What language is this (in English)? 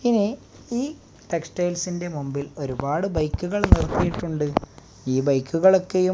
Malayalam